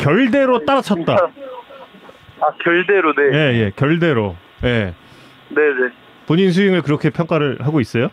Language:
Korean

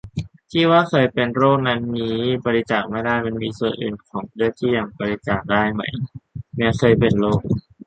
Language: Thai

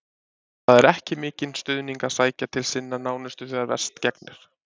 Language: Icelandic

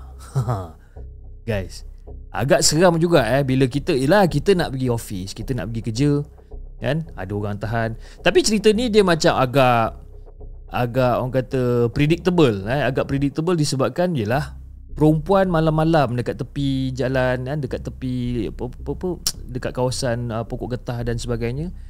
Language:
Malay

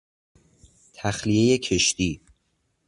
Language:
Persian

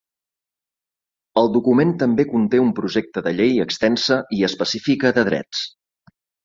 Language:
Catalan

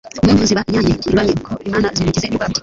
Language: Kinyarwanda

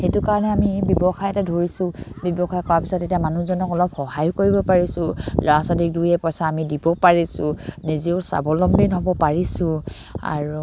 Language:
Assamese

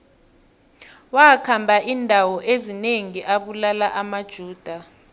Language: South Ndebele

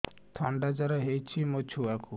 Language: Odia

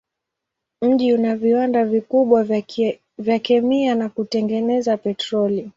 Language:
Swahili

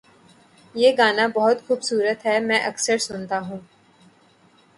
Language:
Urdu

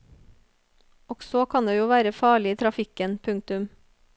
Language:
Norwegian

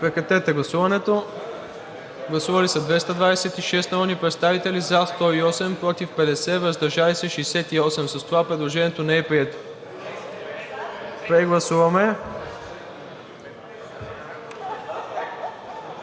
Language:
Bulgarian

